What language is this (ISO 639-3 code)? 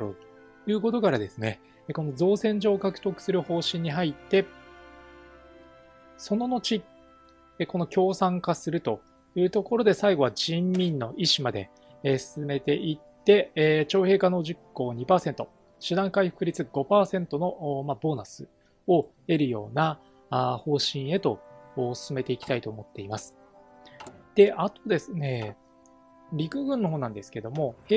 jpn